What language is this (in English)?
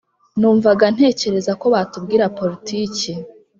Kinyarwanda